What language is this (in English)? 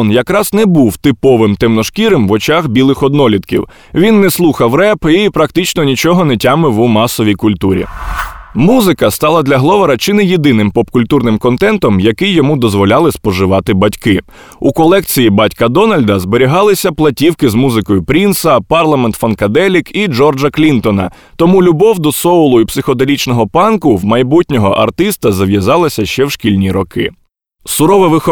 Ukrainian